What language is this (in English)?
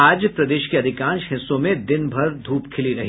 Hindi